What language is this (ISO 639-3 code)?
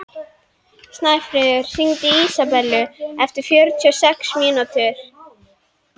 isl